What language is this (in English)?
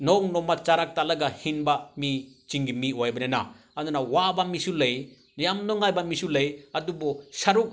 Manipuri